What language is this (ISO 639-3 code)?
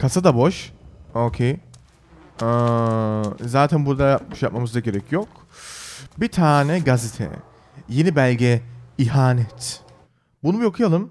tur